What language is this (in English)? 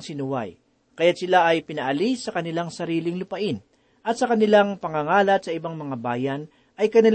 Filipino